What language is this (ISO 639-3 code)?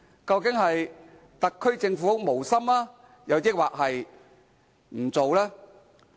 yue